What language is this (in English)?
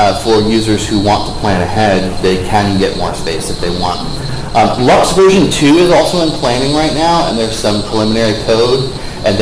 English